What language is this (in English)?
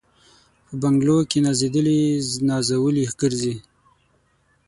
Pashto